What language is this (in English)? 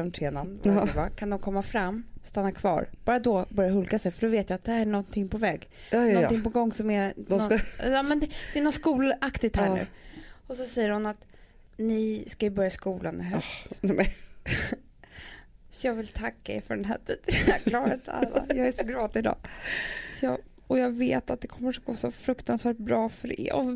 Swedish